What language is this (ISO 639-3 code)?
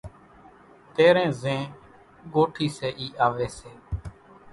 gjk